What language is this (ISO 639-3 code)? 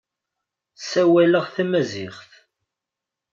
kab